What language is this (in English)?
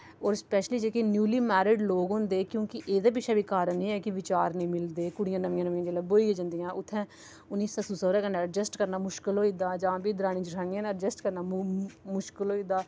Dogri